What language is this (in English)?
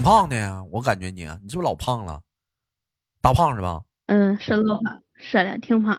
Chinese